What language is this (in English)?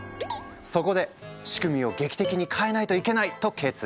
Japanese